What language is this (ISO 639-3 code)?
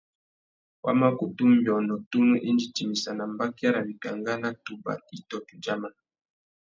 bag